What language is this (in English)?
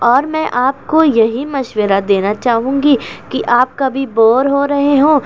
Urdu